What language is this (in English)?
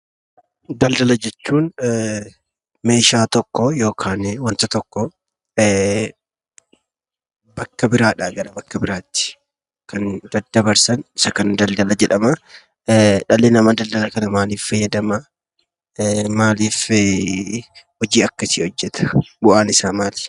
Oromo